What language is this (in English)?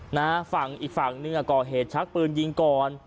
Thai